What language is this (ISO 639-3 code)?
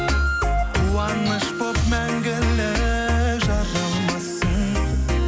kaz